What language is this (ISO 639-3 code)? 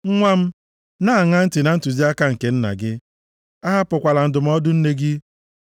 ibo